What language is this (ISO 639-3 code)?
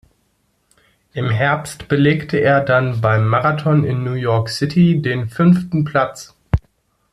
deu